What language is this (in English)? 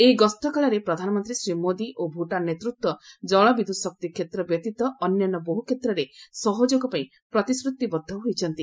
Odia